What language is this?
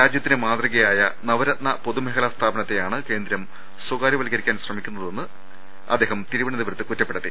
Malayalam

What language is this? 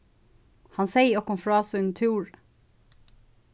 Faroese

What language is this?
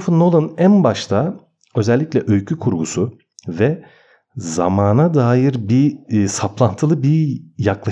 Turkish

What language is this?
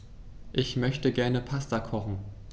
German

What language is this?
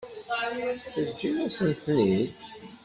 Kabyle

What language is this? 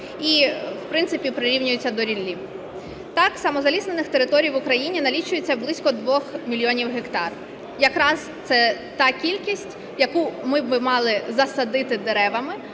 Ukrainian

